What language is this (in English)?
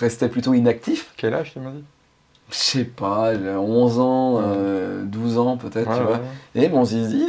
French